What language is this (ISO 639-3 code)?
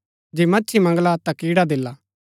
gbk